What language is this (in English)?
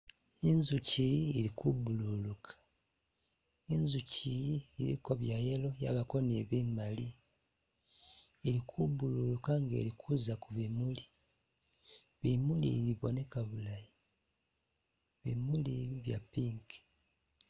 Masaaba